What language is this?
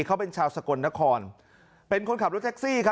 Thai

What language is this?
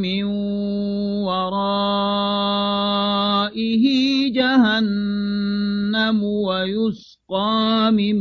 Arabic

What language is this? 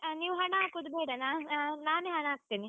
Kannada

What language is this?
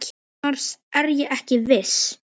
Icelandic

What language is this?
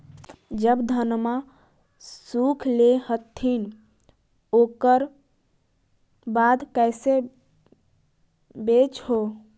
Magahi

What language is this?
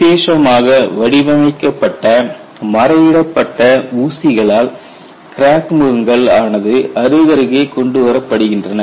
Tamil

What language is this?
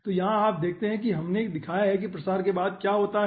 Hindi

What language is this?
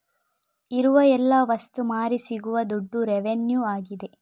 Kannada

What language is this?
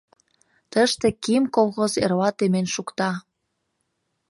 Mari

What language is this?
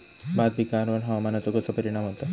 Marathi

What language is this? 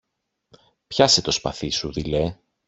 Greek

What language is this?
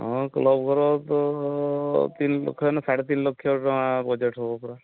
Odia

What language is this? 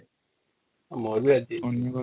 Odia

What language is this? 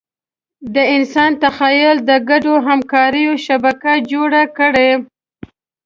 Pashto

